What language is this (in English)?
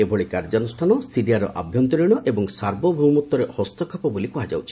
Odia